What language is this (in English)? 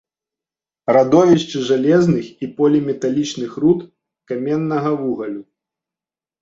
Belarusian